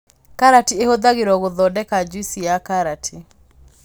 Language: Kikuyu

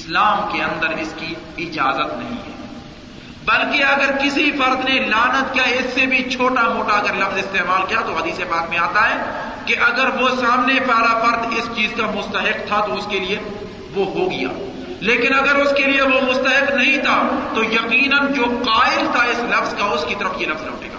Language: Urdu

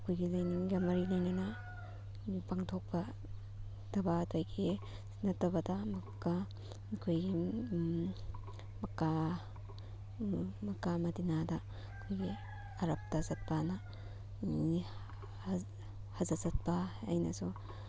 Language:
Manipuri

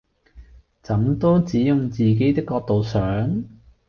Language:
Cantonese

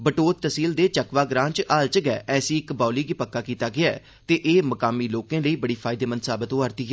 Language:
Dogri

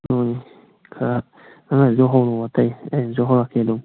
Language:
Manipuri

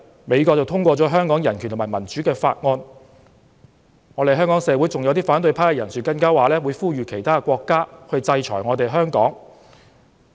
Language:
Cantonese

